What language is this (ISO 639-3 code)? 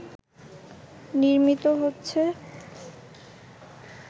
ben